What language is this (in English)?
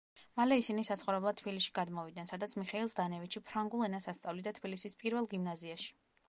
Georgian